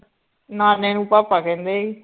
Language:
Punjabi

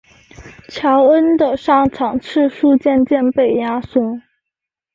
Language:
Chinese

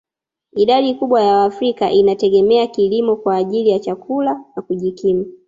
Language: Swahili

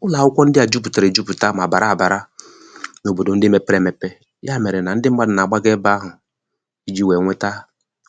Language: Igbo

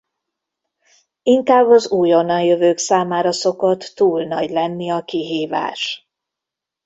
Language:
Hungarian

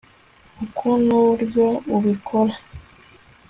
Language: Kinyarwanda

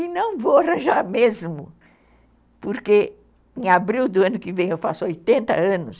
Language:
Portuguese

